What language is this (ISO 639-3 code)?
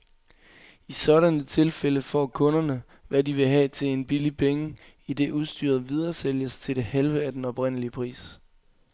dan